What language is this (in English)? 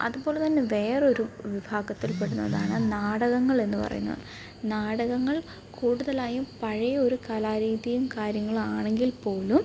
Malayalam